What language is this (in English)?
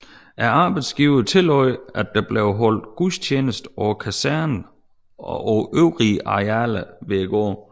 Danish